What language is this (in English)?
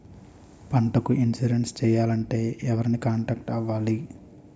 Telugu